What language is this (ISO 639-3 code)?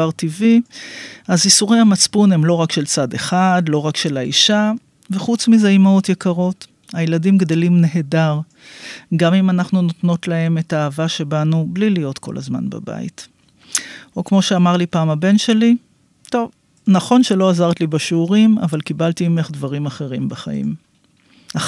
heb